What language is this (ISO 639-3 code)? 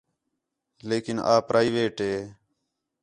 xhe